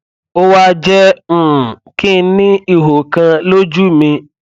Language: Yoruba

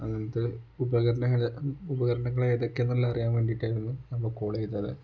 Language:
Malayalam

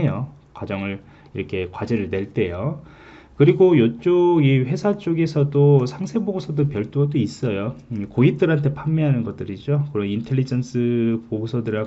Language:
Korean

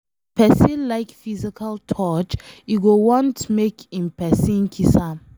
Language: Nigerian Pidgin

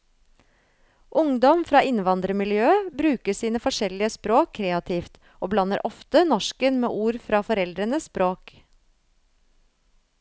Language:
Norwegian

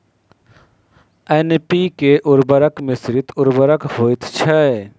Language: Maithili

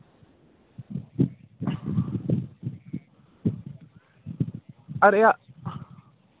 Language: Hindi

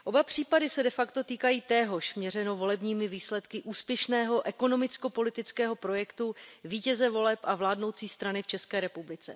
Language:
Czech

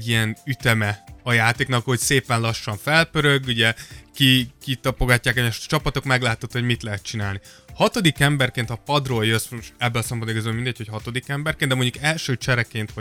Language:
Hungarian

